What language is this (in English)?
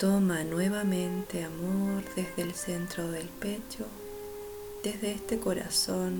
Spanish